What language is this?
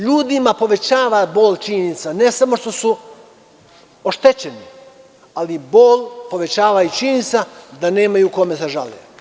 Serbian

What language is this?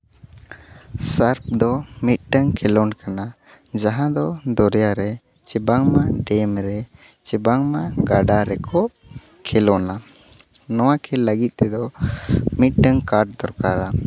Santali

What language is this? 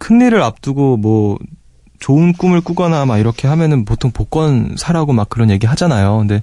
Korean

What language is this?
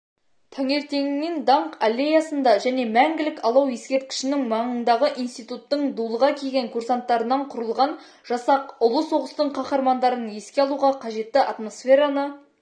Kazakh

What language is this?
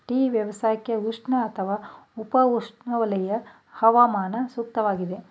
Kannada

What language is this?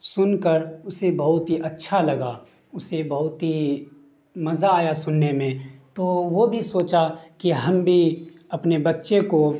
Urdu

